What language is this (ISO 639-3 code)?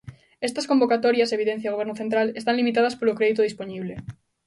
glg